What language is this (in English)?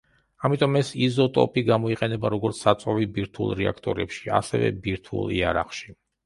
Georgian